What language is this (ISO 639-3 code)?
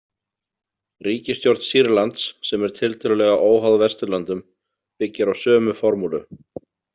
isl